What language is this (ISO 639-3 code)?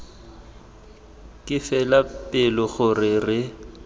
tsn